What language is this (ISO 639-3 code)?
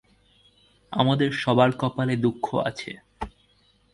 ben